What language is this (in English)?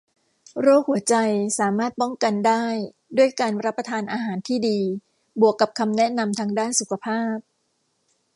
Thai